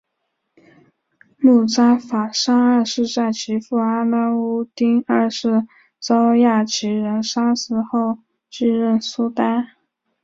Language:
Chinese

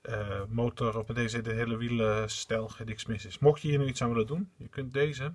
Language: Dutch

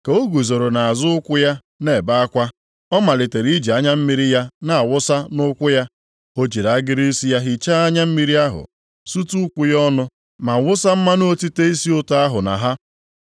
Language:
Igbo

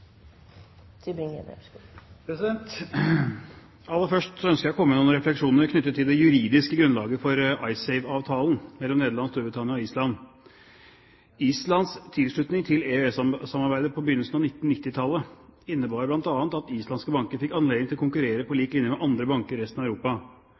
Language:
Norwegian Bokmål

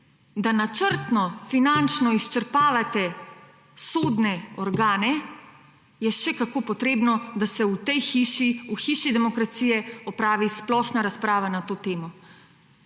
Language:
Slovenian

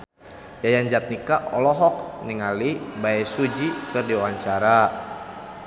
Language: Sundanese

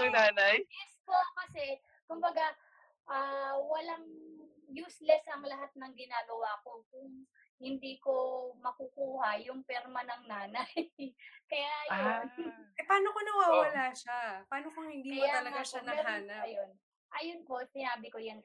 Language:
Filipino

